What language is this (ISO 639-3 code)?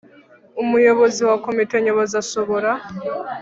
kin